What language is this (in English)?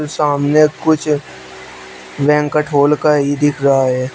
Hindi